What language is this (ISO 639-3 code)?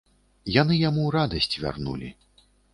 bel